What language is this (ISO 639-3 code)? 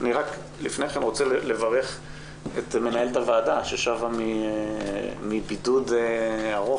heb